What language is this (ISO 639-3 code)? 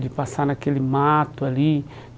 por